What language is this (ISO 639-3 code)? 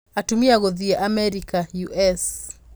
kik